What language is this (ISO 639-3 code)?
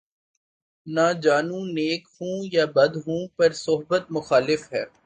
urd